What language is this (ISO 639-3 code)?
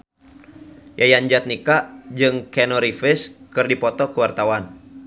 sun